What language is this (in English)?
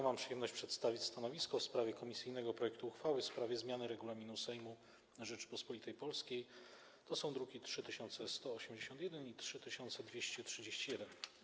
Polish